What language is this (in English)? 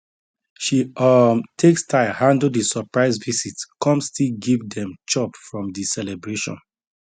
Nigerian Pidgin